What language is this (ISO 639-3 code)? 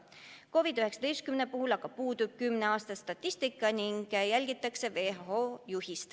est